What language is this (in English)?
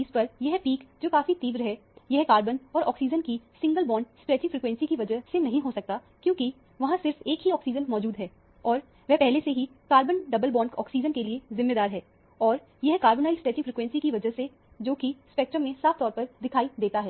Hindi